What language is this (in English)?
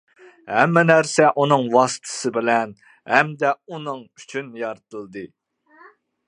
Uyghur